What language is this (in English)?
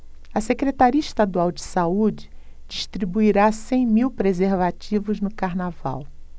Portuguese